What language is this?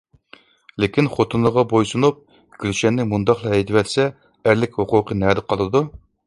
Uyghur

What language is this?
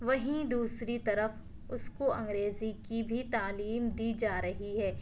Urdu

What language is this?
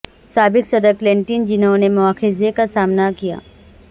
Urdu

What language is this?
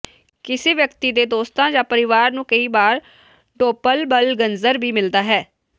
Punjabi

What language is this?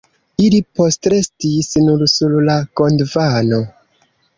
Esperanto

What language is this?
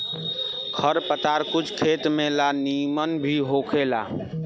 Bhojpuri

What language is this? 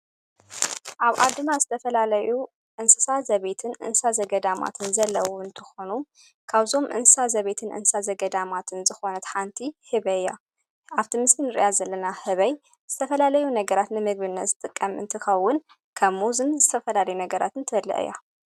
Tigrinya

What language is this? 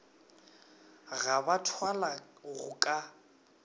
Northern Sotho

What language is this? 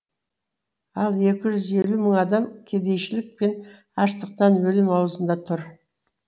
Kazakh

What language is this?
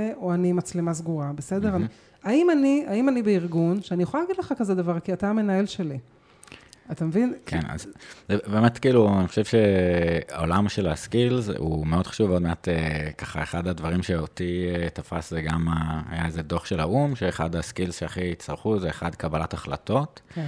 Hebrew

